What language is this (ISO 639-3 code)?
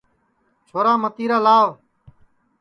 ssi